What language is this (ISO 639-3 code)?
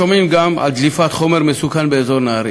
heb